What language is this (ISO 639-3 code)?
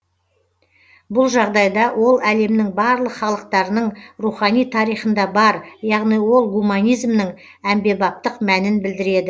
kaz